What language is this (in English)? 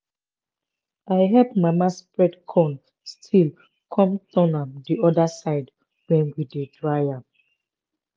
Nigerian Pidgin